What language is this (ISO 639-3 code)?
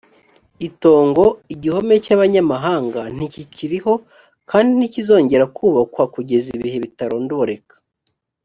kin